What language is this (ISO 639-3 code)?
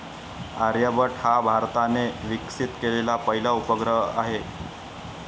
mar